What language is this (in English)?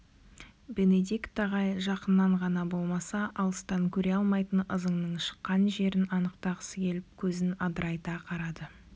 Kazakh